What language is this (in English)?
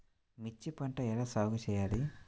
Telugu